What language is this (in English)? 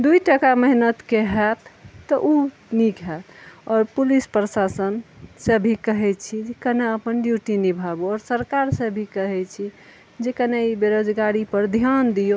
Maithili